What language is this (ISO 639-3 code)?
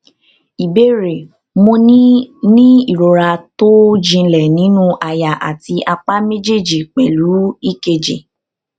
yor